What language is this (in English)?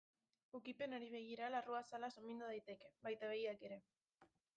Basque